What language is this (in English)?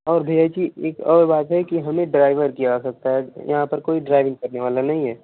Hindi